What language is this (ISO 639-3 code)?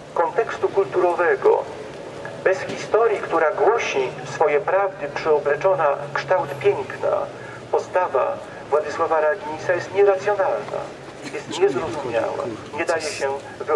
pol